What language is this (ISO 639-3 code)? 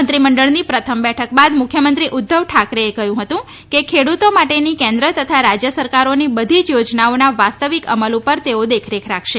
guj